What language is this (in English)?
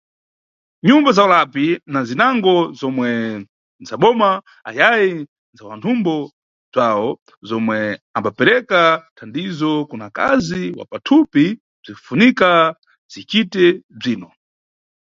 Nyungwe